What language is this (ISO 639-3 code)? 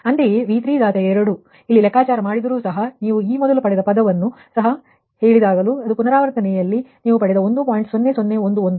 kan